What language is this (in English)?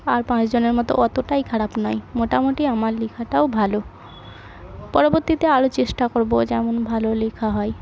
Bangla